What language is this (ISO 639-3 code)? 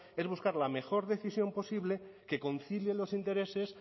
spa